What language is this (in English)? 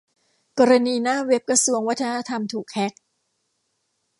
Thai